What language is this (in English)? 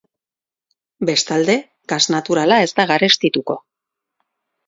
Basque